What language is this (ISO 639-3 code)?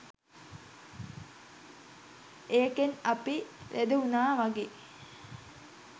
sin